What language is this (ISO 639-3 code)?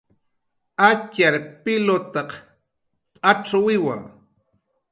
jqr